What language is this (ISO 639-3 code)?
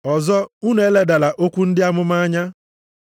ibo